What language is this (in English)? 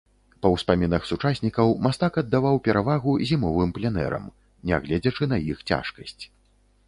Belarusian